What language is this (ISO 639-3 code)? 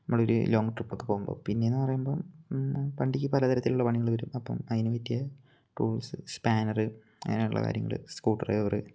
mal